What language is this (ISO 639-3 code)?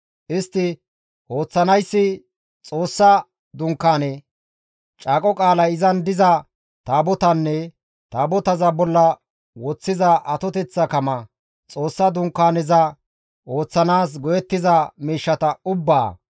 gmv